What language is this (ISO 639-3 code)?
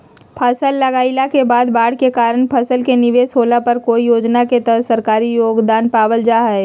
mag